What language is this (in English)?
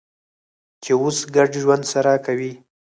Pashto